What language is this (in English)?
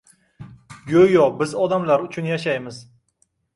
Uzbek